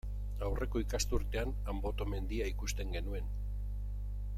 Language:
Basque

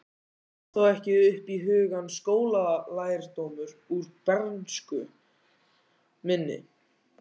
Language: Icelandic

